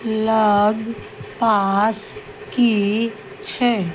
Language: Maithili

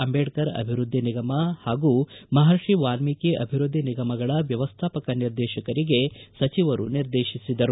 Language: Kannada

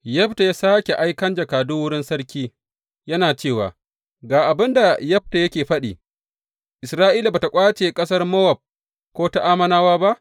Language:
Hausa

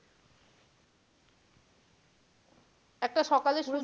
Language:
Bangla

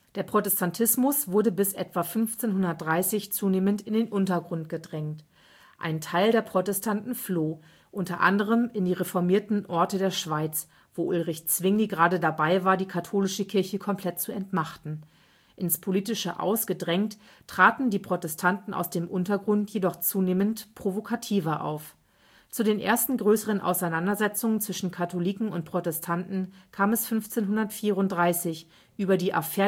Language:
German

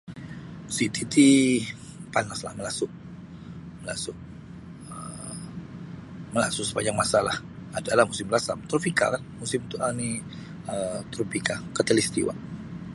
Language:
Sabah Bisaya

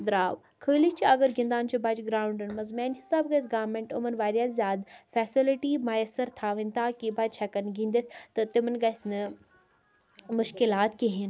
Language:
Kashmiri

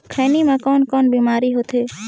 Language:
Chhattisgarhi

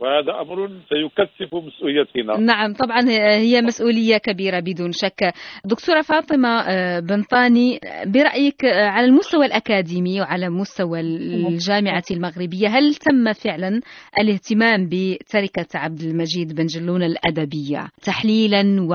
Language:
Arabic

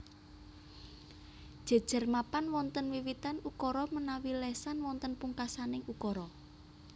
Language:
Javanese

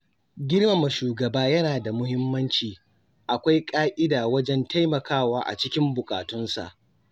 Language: Hausa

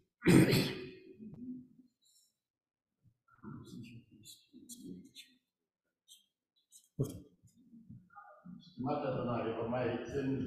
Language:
Romanian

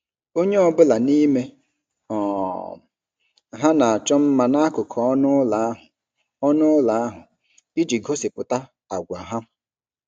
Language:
Igbo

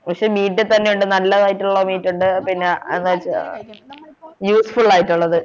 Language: Malayalam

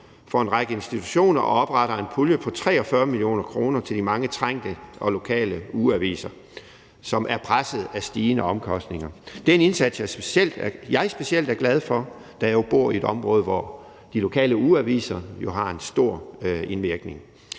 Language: Danish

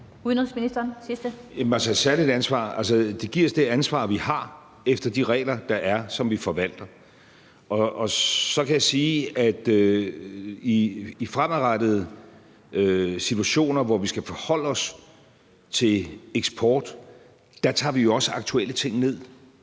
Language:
Danish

